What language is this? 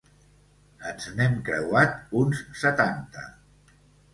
Catalan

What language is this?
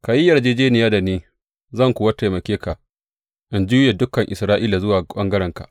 Hausa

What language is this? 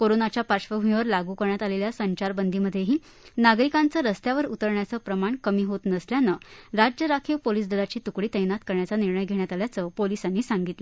Marathi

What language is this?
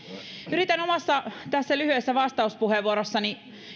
Finnish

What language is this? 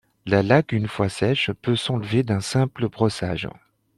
French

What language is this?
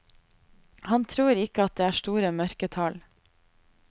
Norwegian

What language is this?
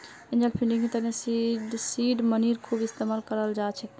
Magahi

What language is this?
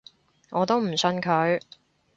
Cantonese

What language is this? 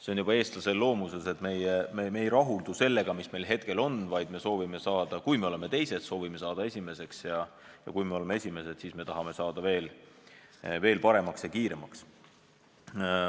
Estonian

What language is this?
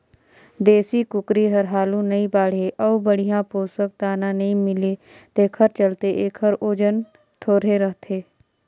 Chhattisgarhi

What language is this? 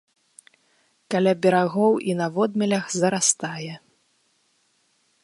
Belarusian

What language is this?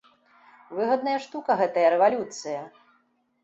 Belarusian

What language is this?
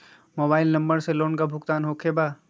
Magahi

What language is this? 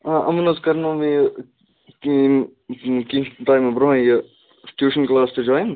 Kashmiri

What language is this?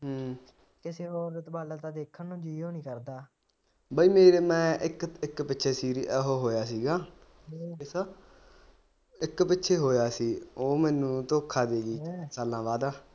Punjabi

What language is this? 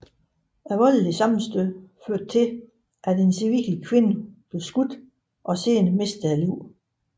Danish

